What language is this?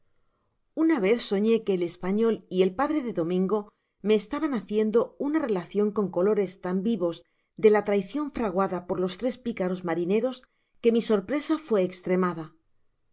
Spanish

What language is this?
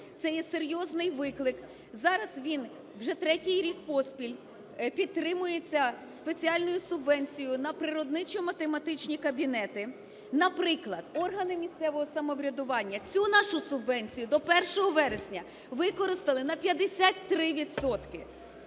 Ukrainian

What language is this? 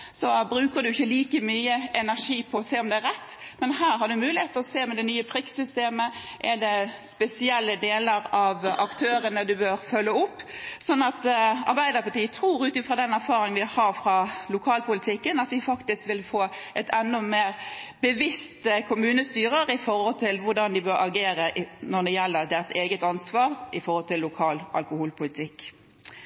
Norwegian Bokmål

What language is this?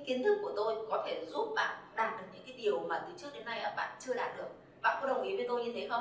Vietnamese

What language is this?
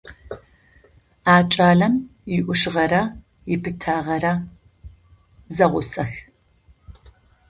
Adyghe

